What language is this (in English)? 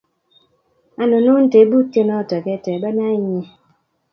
Kalenjin